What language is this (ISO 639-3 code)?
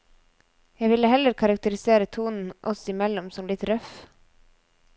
nor